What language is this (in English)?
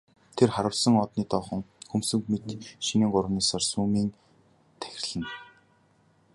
Mongolian